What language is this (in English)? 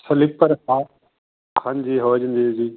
Punjabi